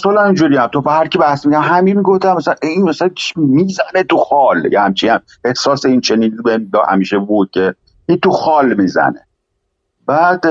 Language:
Persian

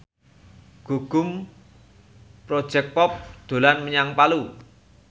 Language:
Javanese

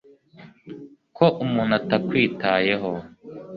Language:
Kinyarwanda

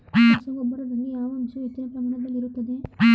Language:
Kannada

